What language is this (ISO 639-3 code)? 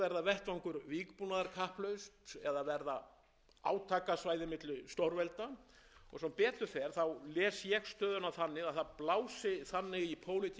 isl